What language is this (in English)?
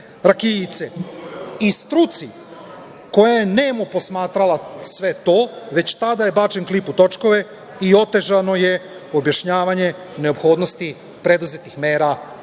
Serbian